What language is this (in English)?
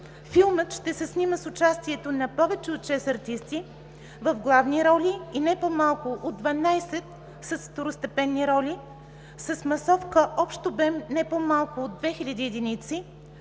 Bulgarian